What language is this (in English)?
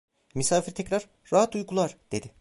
Turkish